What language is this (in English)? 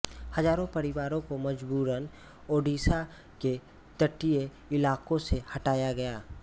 Hindi